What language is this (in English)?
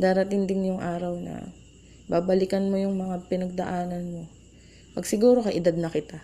Filipino